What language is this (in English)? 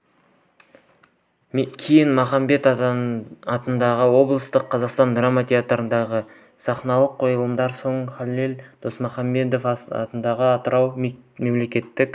Kazakh